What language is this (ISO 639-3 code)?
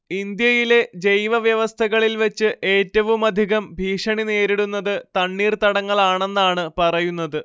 mal